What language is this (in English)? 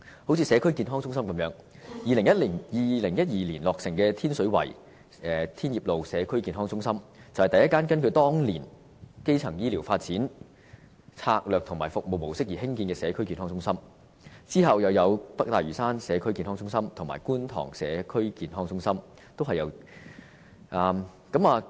Cantonese